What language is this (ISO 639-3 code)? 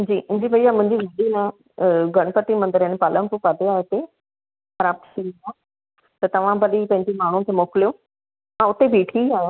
snd